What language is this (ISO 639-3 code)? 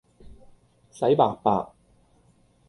yue